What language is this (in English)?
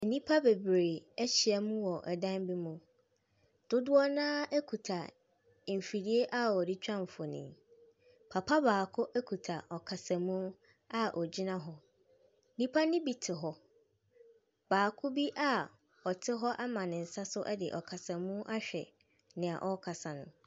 Akan